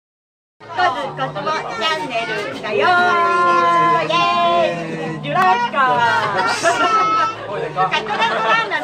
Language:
Japanese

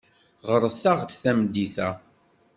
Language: Kabyle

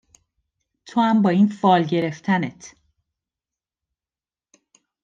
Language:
Persian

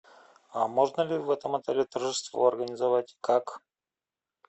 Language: Russian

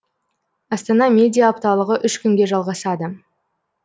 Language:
Kazakh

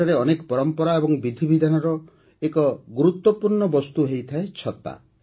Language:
Odia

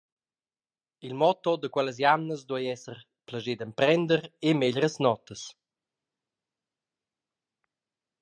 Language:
Romansh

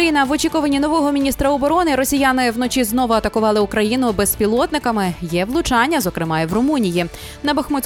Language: Ukrainian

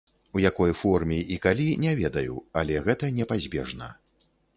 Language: Belarusian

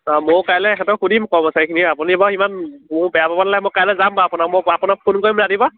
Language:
Assamese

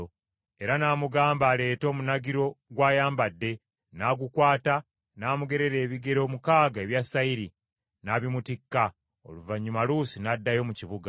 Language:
Ganda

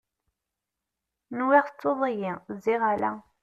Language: Kabyle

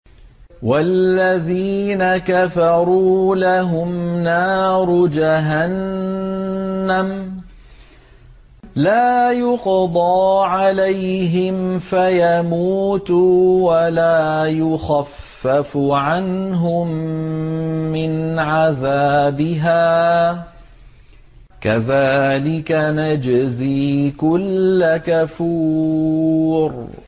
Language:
Arabic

